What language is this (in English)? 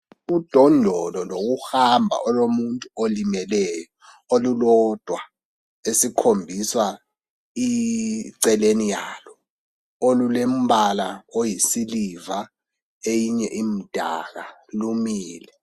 North Ndebele